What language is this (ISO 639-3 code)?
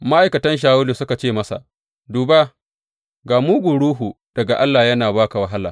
hau